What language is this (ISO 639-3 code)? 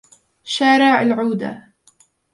ara